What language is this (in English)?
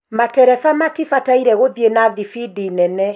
Kikuyu